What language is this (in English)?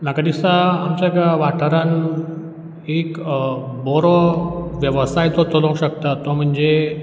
Konkani